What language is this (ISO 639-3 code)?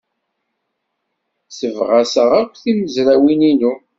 kab